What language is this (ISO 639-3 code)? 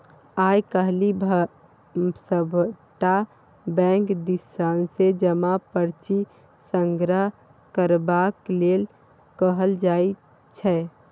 mai